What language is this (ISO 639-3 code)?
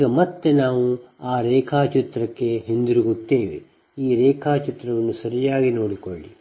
kan